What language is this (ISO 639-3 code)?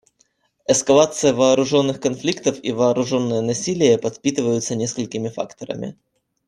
rus